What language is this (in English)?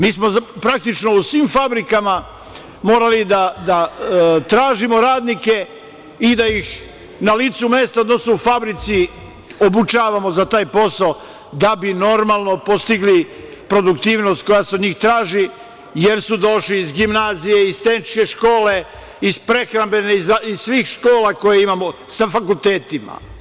Serbian